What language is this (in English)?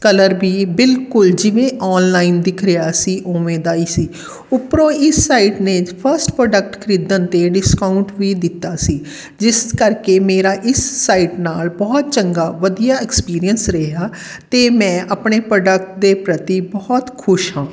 Punjabi